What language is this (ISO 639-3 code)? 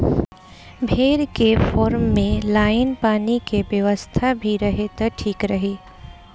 bho